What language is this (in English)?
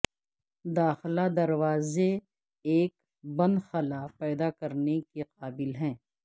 Urdu